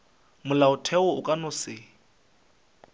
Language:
Northern Sotho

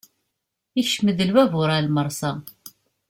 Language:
Kabyle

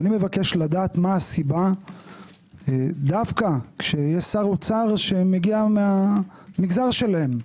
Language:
Hebrew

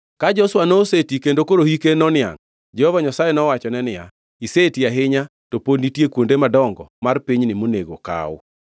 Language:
Luo (Kenya and Tanzania)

